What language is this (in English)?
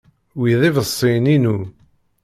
Kabyle